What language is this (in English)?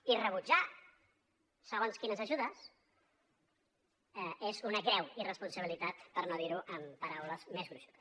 Catalan